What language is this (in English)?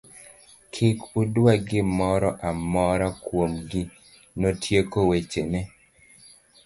Luo (Kenya and Tanzania)